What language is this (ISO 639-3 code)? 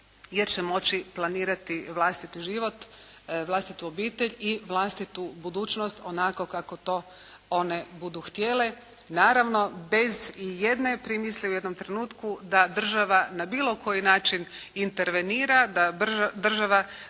hrv